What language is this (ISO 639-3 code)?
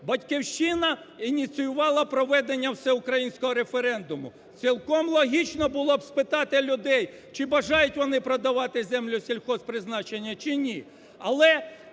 ukr